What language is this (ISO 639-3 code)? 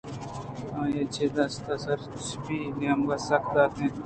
bgp